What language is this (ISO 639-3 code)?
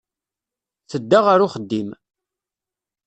kab